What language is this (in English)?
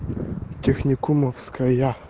Russian